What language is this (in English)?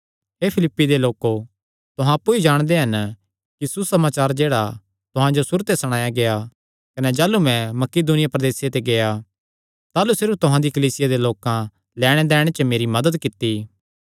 Kangri